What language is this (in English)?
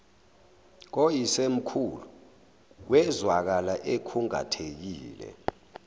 Zulu